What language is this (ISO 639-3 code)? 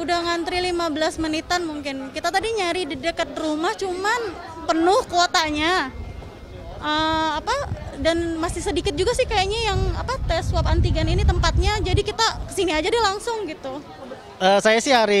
ind